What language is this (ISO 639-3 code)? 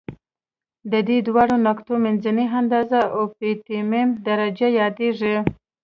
pus